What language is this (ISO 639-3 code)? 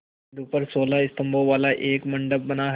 hin